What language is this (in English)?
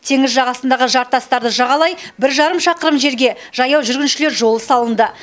Kazakh